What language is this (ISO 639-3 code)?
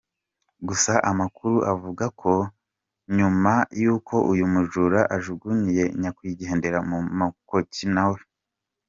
kin